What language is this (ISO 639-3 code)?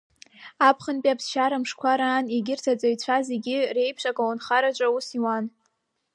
abk